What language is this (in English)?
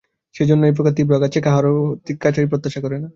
Bangla